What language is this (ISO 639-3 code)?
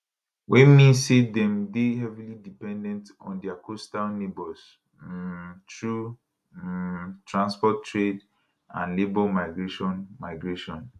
pcm